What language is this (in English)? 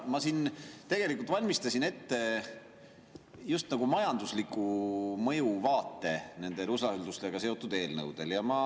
Estonian